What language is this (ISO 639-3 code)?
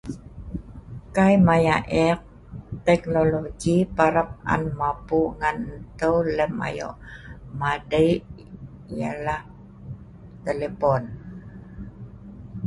snv